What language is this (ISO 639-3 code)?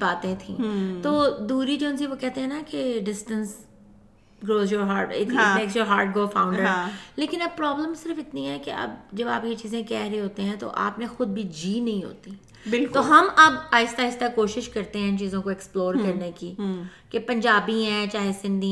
urd